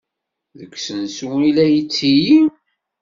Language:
Kabyle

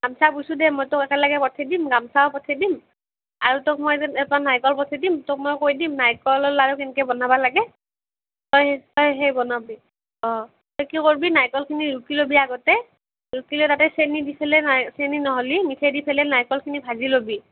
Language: Assamese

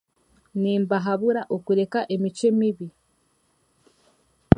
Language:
Chiga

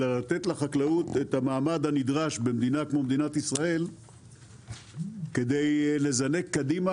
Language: Hebrew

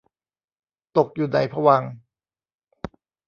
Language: Thai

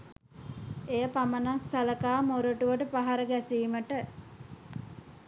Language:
Sinhala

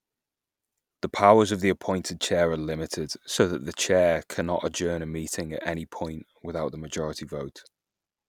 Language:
English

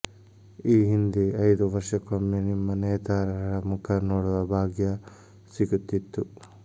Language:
Kannada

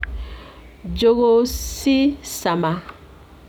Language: Kikuyu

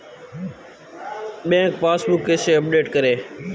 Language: Hindi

